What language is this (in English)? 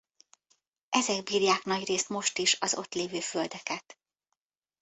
Hungarian